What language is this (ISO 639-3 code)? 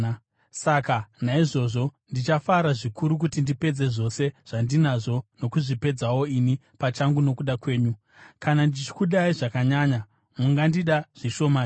sna